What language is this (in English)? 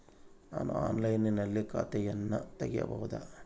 Kannada